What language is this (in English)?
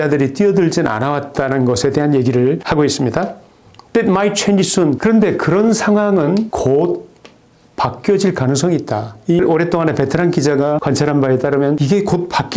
Korean